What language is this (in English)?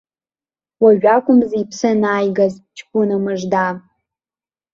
Abkhazian